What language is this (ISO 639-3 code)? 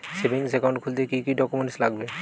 ben